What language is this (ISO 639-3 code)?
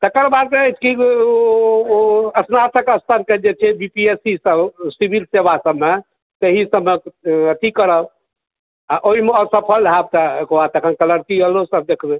mai